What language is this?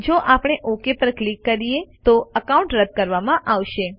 Gujarati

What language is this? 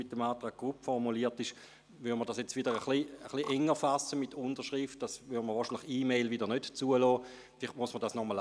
Swiss German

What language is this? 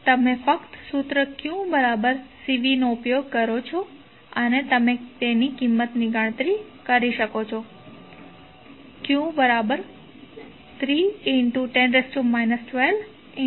Gujarati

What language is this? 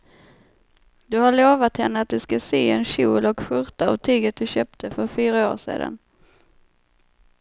Swedish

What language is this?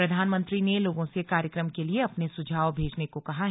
Hindi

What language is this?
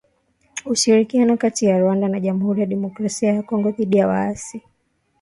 Swahili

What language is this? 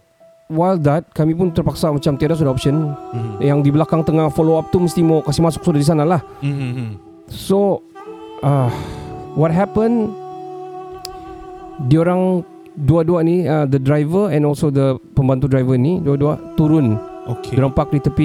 Malay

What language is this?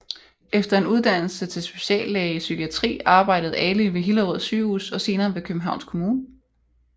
Danish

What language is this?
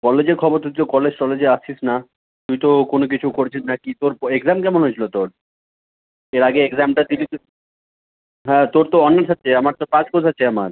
Bangla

